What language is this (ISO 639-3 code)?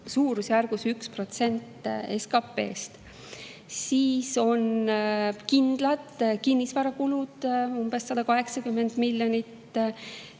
est